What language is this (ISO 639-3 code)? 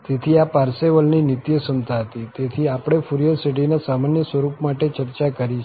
guj